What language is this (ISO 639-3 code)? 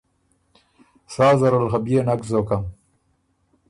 oru